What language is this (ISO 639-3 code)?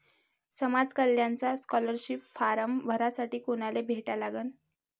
mar